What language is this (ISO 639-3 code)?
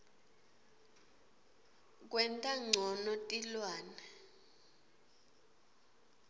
ssw